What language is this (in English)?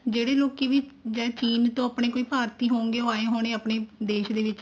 Punjabi